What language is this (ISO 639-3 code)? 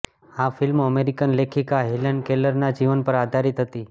guj